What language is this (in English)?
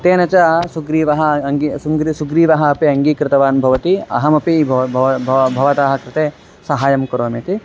Sanskrit